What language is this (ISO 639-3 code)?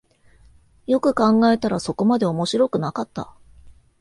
jpn